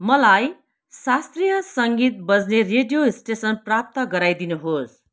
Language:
Nepali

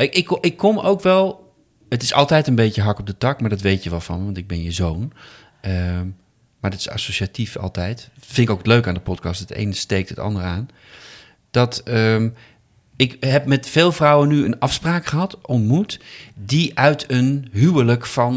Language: Dutch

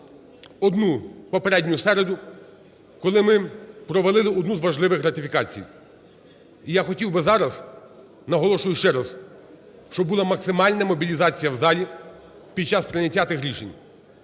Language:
Ukrainian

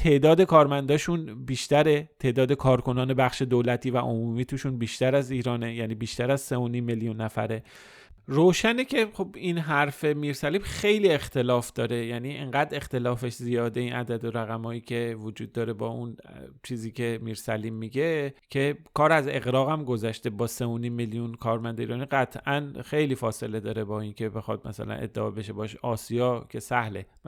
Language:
Persian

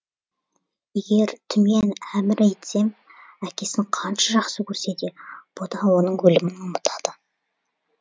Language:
Kazakh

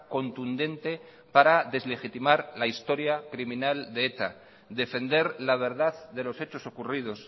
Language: Spanish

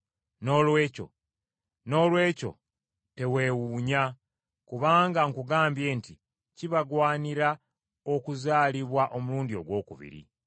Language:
Ganda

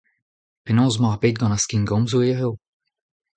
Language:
Breton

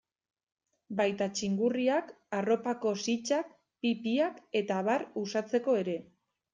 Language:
Basque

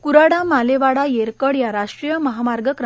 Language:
Marathi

